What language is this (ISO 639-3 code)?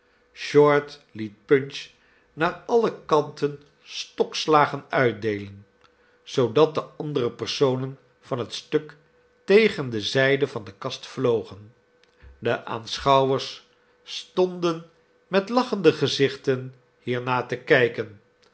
nld